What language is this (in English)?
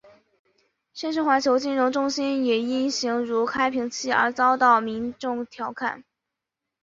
Chinese